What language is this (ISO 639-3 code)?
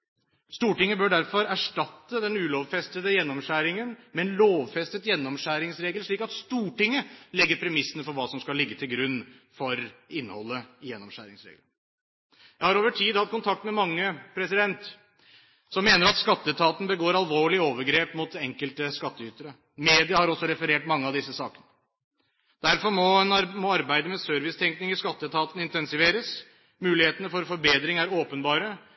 nob